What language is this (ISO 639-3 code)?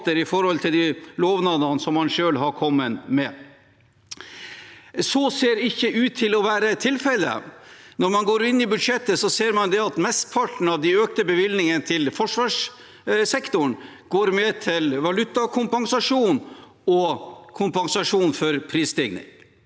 nor